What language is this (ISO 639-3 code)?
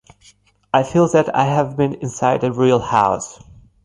eng